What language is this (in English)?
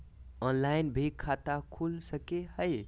Magahi